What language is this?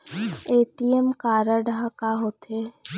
Chhattisgarhi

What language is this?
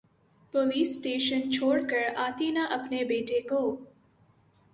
Urdu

